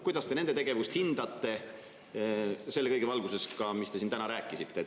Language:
Estonian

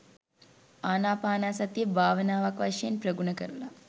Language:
Sinhala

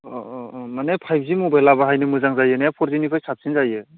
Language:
Bodo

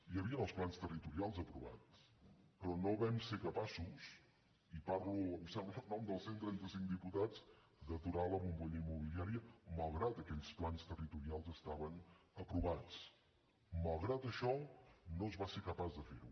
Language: Catalan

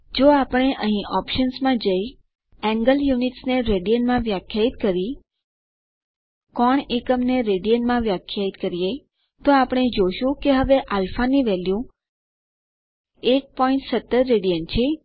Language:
Gujarati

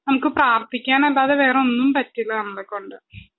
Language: Malayalam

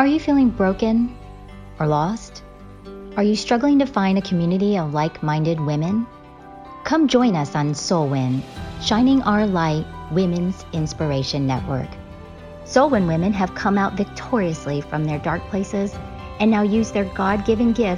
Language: English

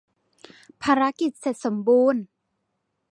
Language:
Thai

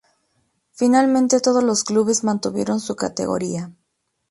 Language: Spanish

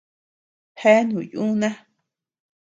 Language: Tepeuxila Cuicatec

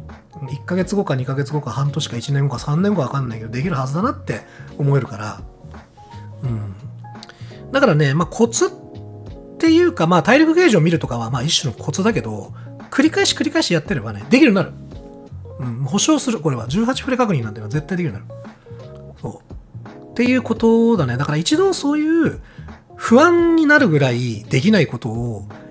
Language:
Japanese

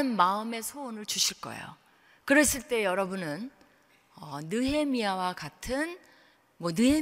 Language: Korean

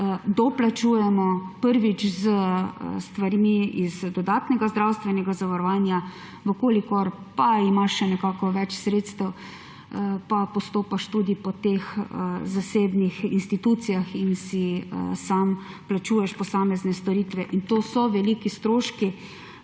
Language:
Slovenian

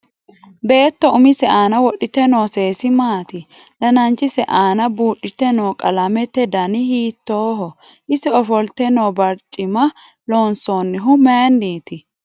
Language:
Sidamo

